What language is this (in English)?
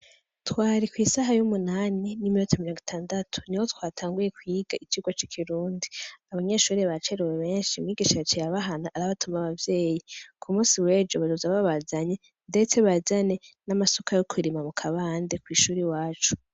Rundi